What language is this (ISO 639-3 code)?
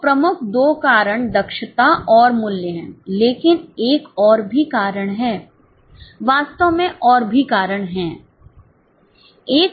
hin